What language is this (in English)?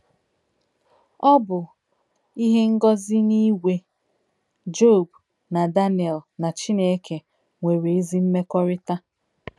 Igbo